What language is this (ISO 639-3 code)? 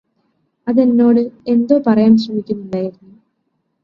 mal